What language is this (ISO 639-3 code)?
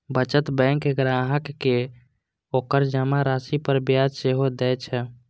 mai